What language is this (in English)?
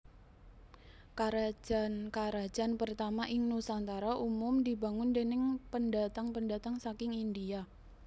Javanese